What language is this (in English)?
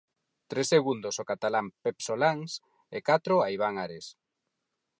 Galician